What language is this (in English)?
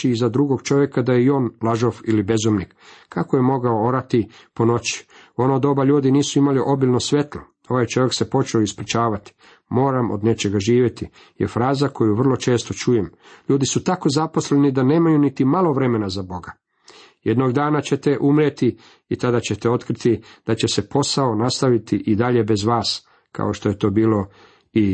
Croatian